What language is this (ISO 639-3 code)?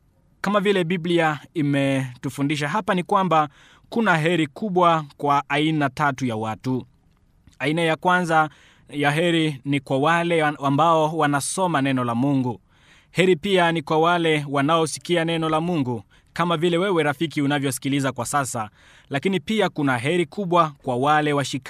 swa